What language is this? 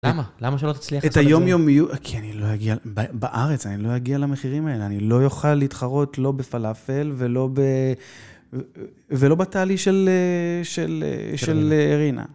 Hebrew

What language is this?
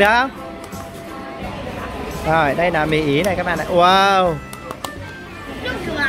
Vietnamese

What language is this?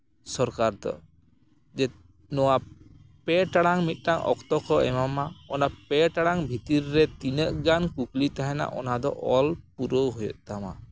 Santali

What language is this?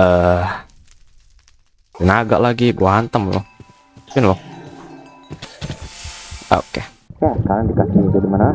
Indonesian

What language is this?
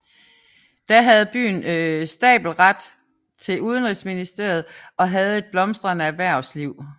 Danish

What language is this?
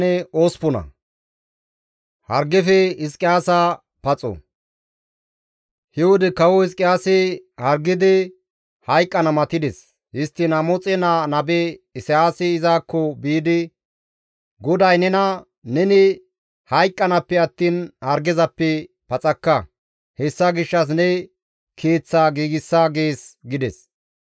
Gamo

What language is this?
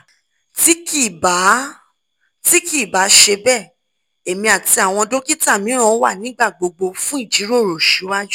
Yoruba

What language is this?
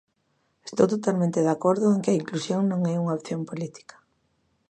Galician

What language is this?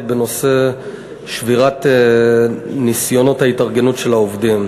Hebrew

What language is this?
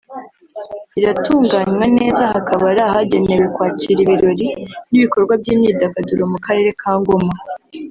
Kinyarwanda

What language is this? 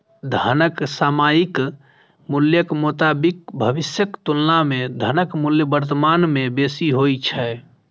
Maithili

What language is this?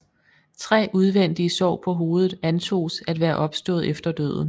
Danish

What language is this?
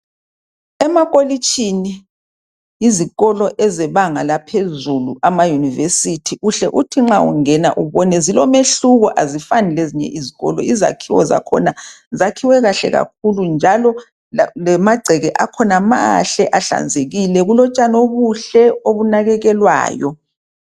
North Ndebele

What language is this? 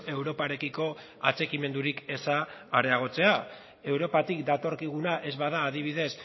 Basque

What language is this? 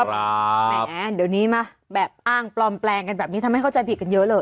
Thai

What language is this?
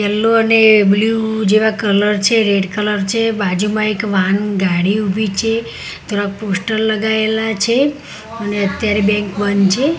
Gujarati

